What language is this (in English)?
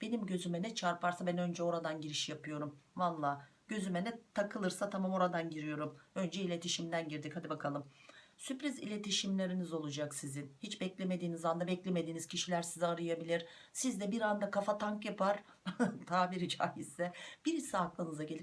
Turkish